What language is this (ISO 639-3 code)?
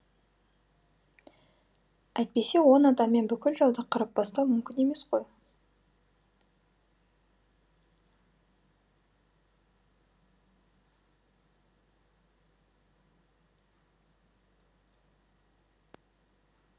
kaz